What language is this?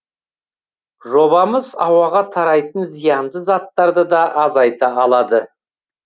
Kazakh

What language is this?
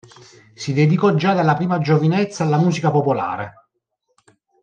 Italian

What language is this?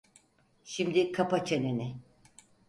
Turkish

